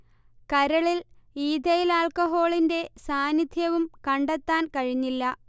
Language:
Malayalam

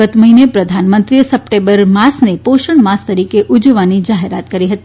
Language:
Gujarati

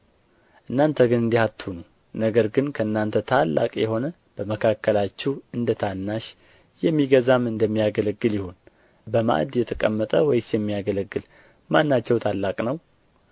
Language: Amharic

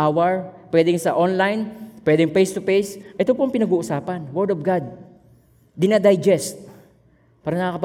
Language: Filipino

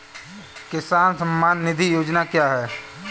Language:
Hindi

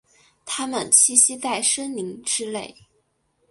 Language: Chinese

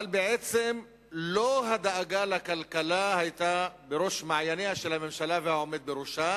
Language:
Hebrew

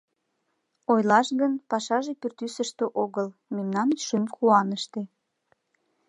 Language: Mari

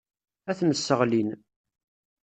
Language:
Kabyle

